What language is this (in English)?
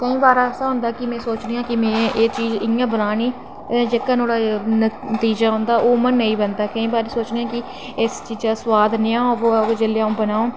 Dogri